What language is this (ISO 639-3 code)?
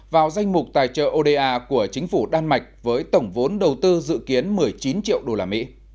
vie